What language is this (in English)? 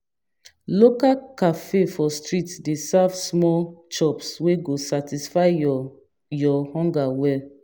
Nigerian Pidgin